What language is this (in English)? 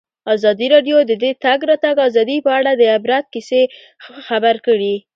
Pashto